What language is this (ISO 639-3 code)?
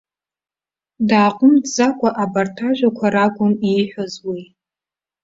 abk